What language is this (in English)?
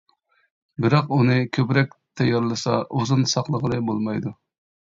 Uyghur